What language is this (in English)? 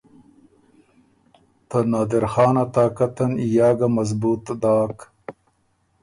Ormuri